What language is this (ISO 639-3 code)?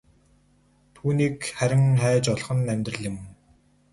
mon